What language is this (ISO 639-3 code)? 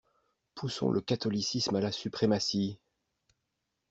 fra